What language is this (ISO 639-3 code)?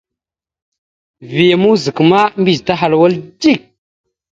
mxu